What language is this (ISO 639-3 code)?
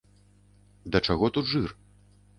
bel